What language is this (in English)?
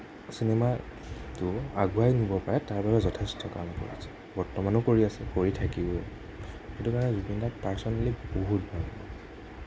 Assamese